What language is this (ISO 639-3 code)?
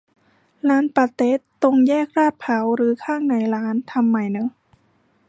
tha